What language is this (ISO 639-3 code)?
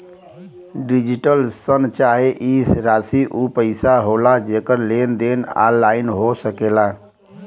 bho